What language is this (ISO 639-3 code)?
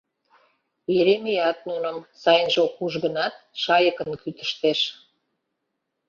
chm